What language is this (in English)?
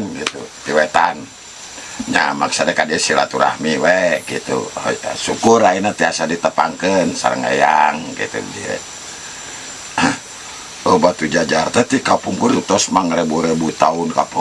Indonesian